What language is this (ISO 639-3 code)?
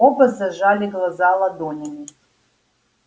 rus